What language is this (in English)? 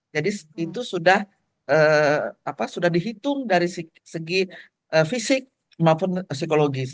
Indonesian